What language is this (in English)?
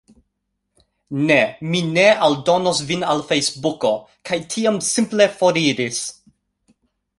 Esperanto